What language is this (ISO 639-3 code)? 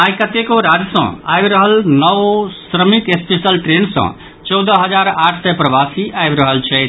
mai